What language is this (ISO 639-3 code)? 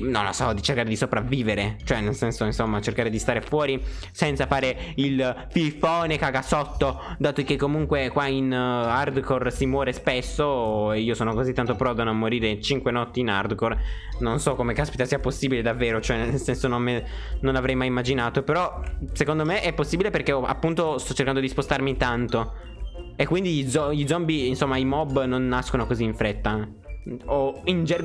ita